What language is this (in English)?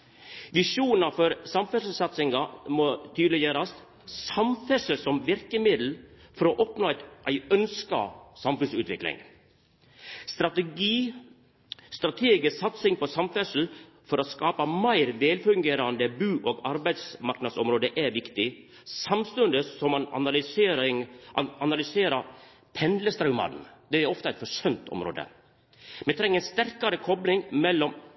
Norwegian Nynorsk